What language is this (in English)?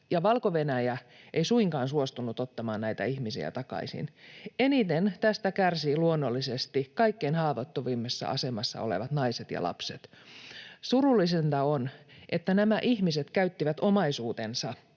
Finnish